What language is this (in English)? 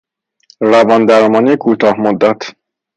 Persian